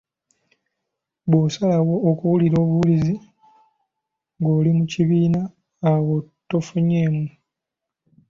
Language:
Ganda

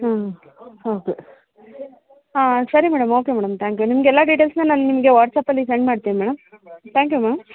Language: Kannada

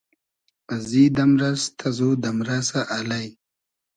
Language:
Hazaragi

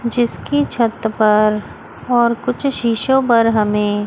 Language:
Hindi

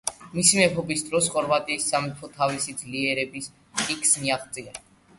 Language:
Georgian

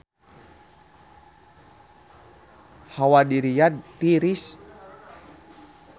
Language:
Sundanese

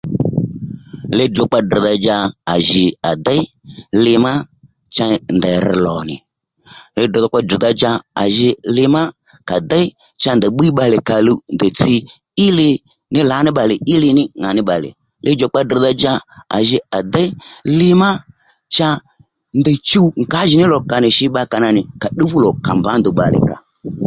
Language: Lendu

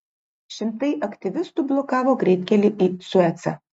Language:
Lithuanian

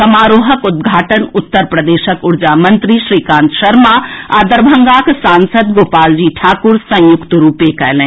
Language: Maithili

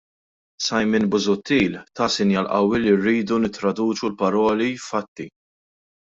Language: Maltese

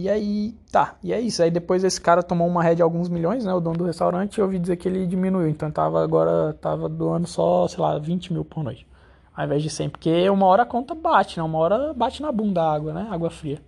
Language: Portuguese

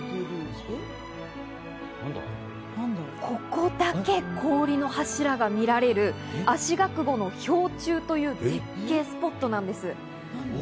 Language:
Japanese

